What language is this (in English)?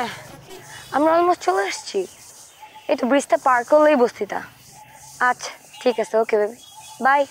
Bangla